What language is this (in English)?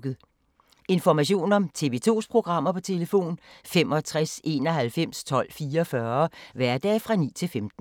Danish